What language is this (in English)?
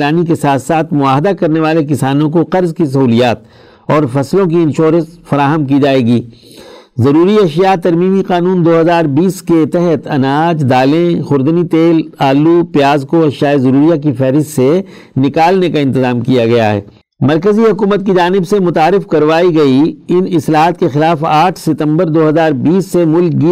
Urdu